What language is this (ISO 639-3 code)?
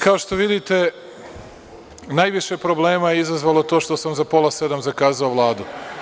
srp